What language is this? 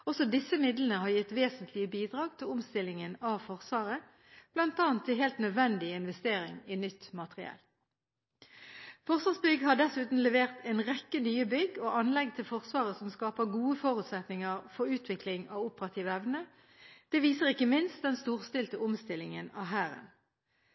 Norwegian Bokmål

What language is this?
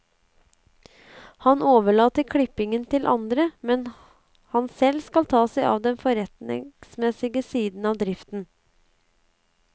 Norwegian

